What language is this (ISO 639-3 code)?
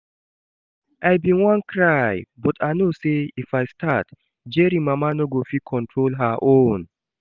pcm